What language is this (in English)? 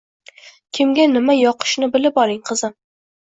Uzbek